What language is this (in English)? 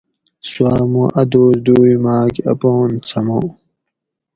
Gawri